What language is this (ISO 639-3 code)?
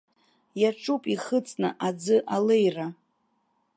abk